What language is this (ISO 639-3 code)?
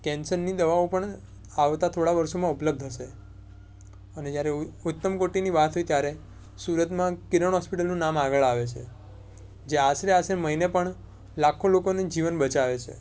guj